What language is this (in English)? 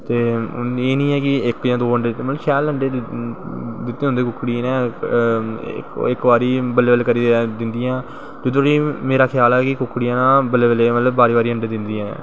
Dogri